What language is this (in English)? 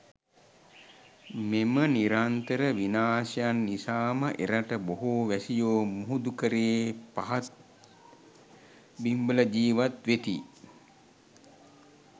Sinhala